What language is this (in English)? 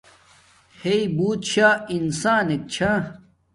Domaaki